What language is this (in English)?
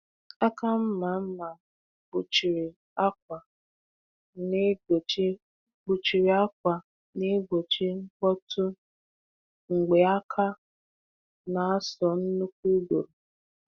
Igbo